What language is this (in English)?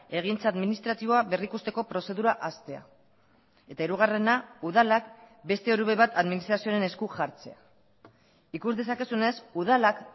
Basque